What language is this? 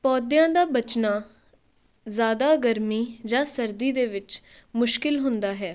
Punjabi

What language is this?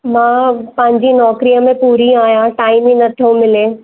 Sindhi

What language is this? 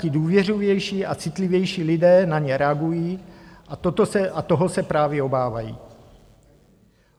Czech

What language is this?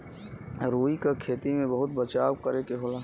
Bhojpuri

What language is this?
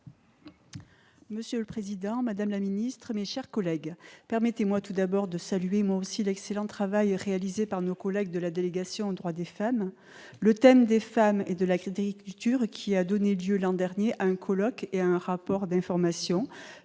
French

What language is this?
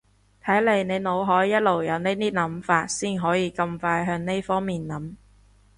Cantonese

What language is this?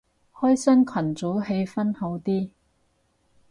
Cantonese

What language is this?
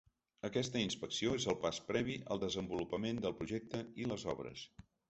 Catalan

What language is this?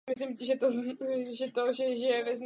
Czech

